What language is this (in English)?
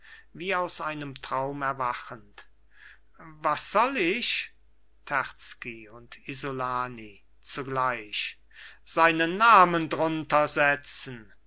German